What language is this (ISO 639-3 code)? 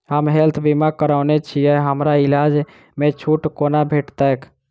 mai